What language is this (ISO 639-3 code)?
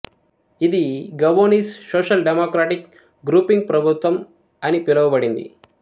tel